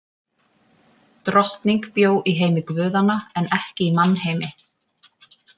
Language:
Icelandic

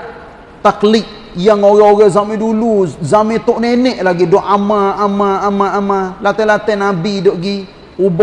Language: Malay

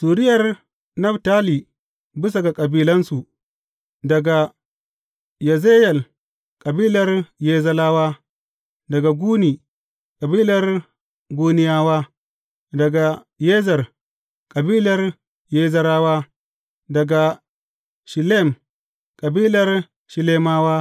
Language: Hausa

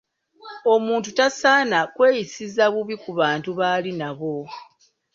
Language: Ganda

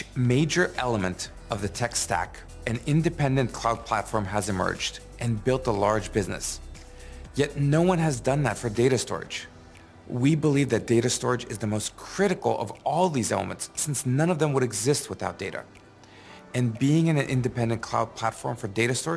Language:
English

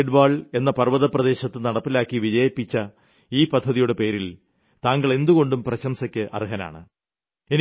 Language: Malayalam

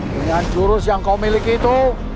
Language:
Indonesian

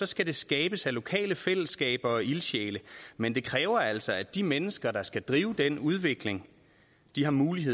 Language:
Danish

